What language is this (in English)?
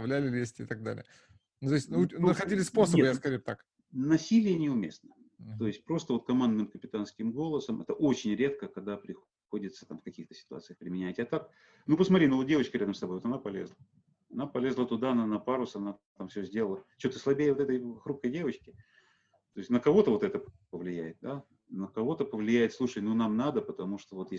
Russian